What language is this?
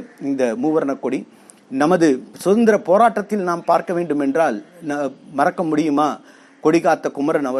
Tamil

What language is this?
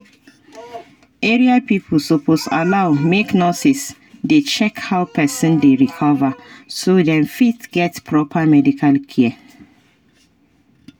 Nigerian Pidgin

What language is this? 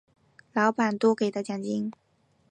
Chinese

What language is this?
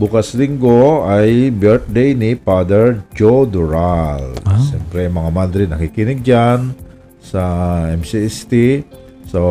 Filipino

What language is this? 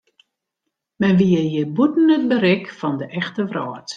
Western Frisian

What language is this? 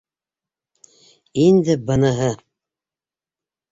Bashkir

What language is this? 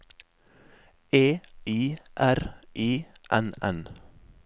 Norwegian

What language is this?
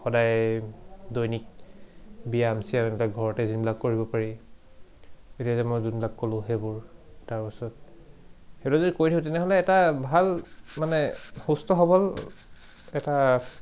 Assamese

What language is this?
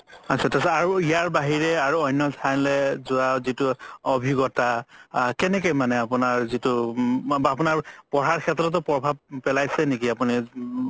Assamese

